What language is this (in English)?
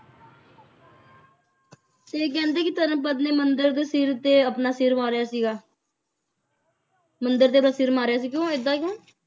Punjabi